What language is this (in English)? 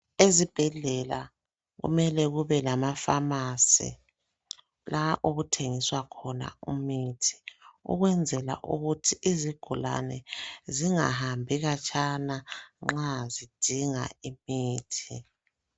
North Ndebele